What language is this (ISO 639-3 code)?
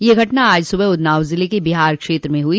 hin